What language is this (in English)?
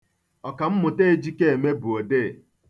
Igbo